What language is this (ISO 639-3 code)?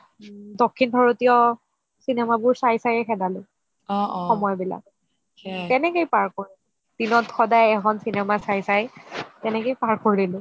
asm